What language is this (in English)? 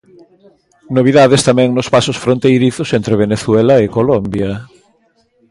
Galician